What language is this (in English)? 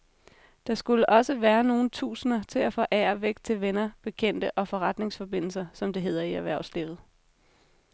Danish